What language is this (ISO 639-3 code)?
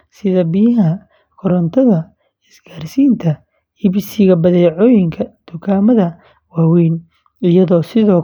som